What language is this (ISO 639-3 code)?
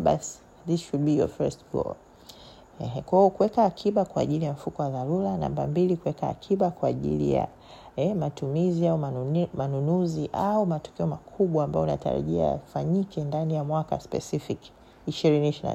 swa